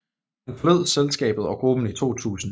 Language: Danish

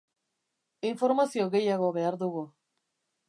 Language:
Basque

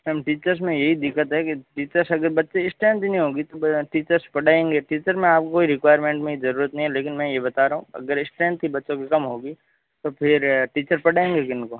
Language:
Hindi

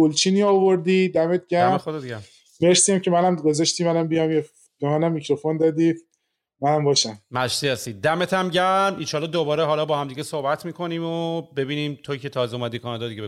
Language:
Persian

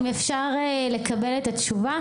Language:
Hebrew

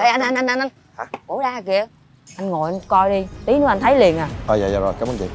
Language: Vietnamese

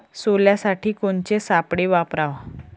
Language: Marathi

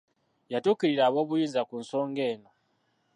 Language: Ganda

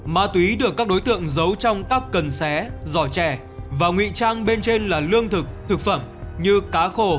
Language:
Vietnamese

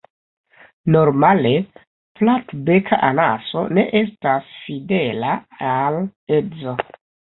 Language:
Esperanto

